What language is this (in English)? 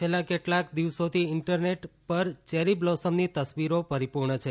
Gujarati